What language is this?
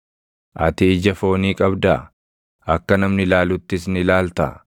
Oromo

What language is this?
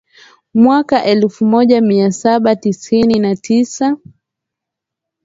Swahili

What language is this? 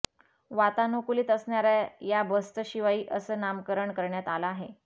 Marathi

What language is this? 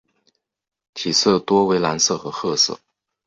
Chinese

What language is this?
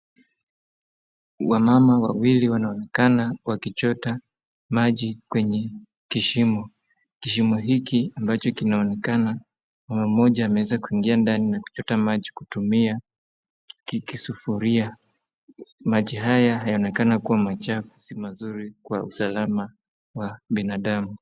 Swahili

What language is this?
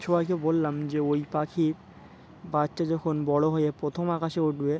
Bangla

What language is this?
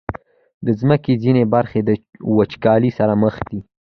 Pashto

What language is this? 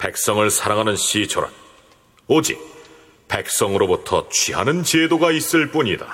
Korean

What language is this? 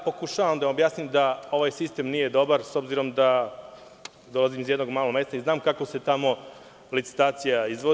Serbian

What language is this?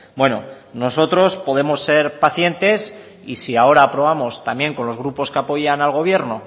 Spanish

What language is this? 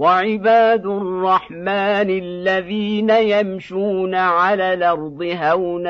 Arabic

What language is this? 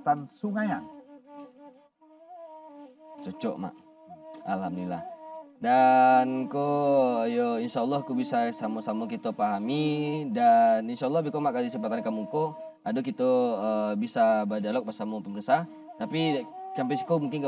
Indonesian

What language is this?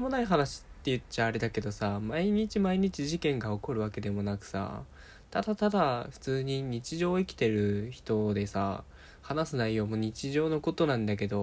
Japanese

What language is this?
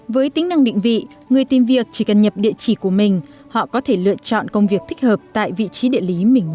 Vietnamese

